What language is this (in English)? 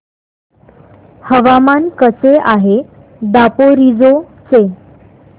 Marathi